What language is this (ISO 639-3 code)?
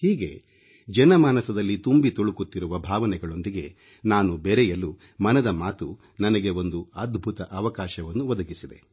kan